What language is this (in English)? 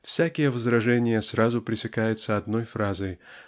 Russian